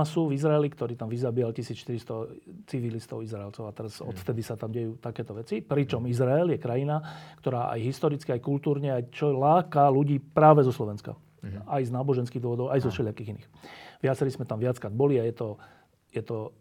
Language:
Slovak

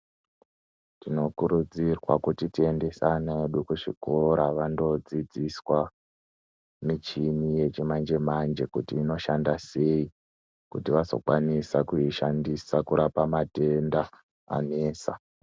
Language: Ndau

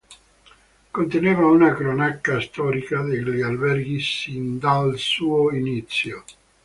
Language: Italian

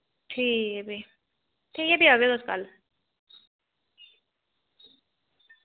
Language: Dogri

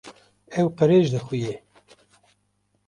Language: Kurdish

